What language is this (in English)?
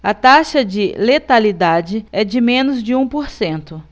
Portuguese